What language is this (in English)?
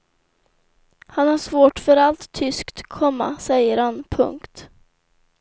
Swedish